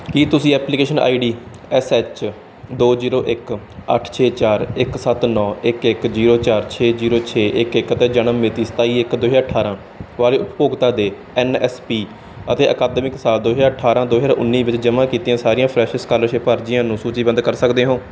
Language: Punjabi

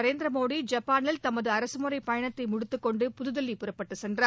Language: Tamil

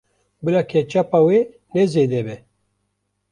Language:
Kurdish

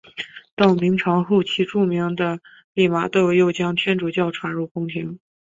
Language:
Chinese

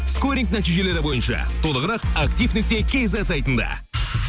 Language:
Kazakh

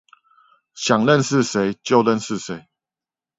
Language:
Chinese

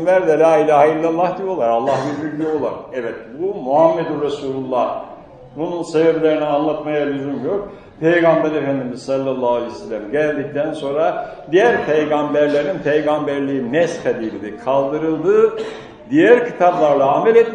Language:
Turkish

